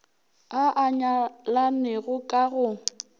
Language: Northern Sotho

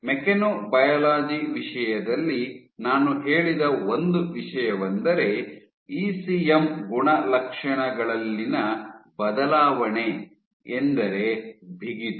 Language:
Kannada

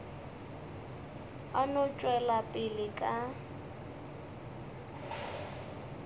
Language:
Northern Sotho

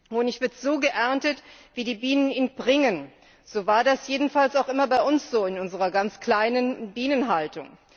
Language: German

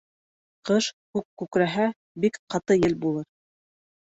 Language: Bashkir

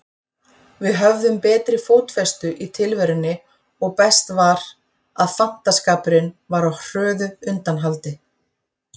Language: Icelandic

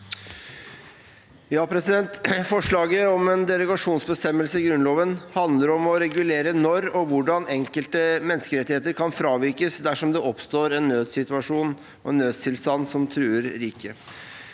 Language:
Norwegian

